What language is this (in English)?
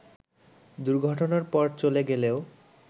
Bangla